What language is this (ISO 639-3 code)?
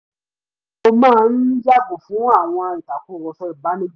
yor